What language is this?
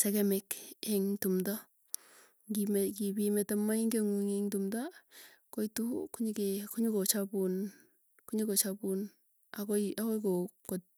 Tugen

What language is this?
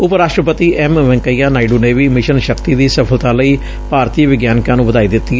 Punjabi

